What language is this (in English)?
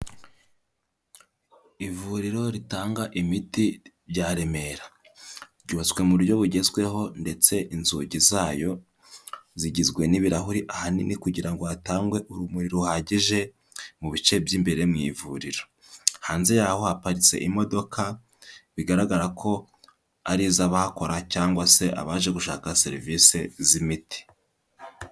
Kinyarwanda